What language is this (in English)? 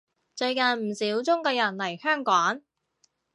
Cantonese